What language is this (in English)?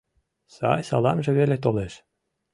Mari